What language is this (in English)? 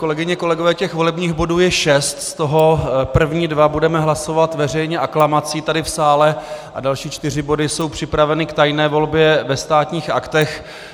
Czech